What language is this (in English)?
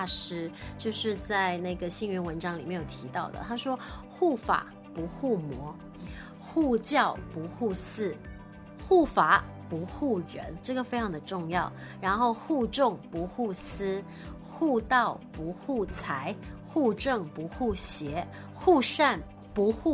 Chinese